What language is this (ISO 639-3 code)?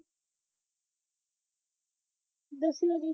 pan